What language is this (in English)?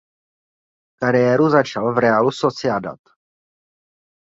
Czech